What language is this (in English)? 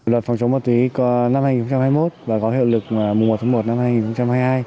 Vietnamese